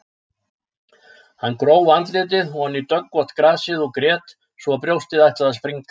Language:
Icelandic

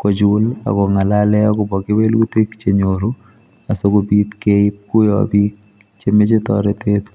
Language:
Kalenjin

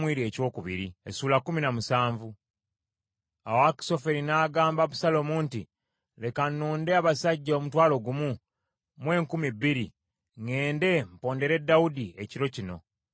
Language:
Ganda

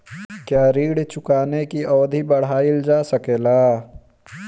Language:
Bhojpuri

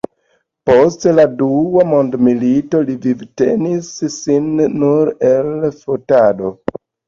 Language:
Esperanto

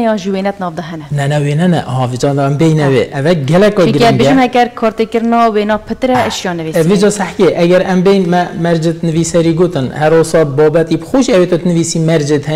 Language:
Arabic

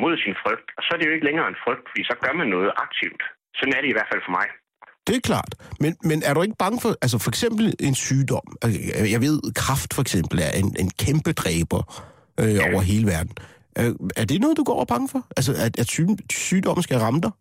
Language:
Danish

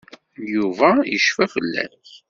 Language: Kabyle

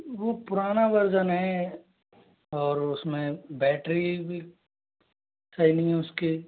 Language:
Hindi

